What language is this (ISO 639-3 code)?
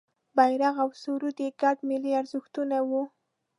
pus